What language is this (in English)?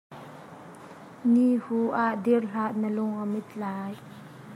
Hakha Chin